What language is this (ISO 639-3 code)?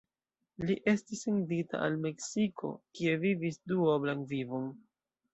epo